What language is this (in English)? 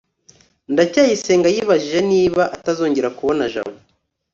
Kinyarwanda